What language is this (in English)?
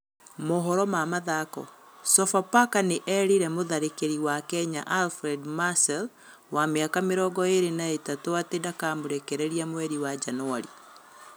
Kikuyu